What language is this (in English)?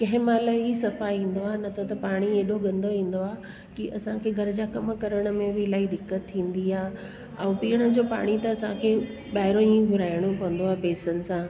Sindhi